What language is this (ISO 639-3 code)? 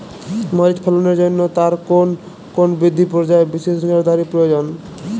ben